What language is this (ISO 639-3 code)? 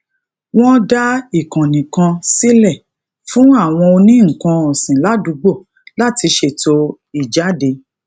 yor